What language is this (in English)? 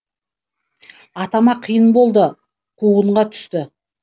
Kazakh